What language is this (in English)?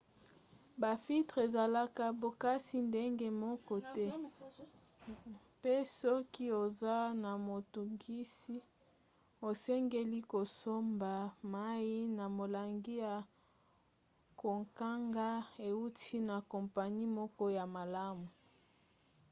Lingala